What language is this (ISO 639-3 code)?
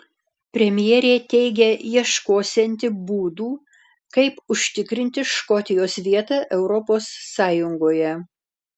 lit